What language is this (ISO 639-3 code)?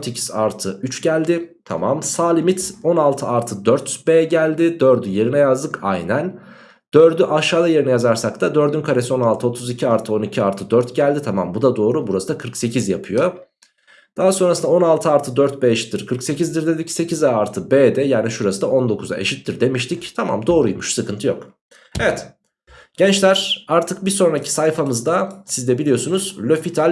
tur